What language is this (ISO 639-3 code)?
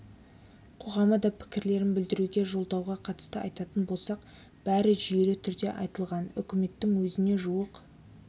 kaz